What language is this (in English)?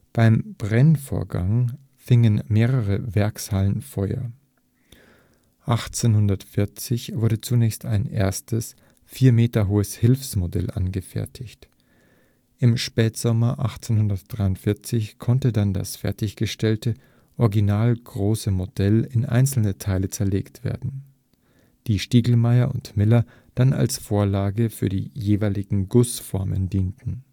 German